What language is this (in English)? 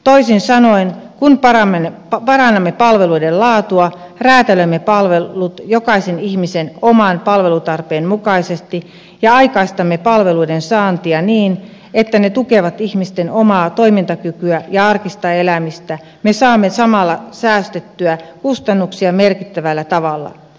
Finnish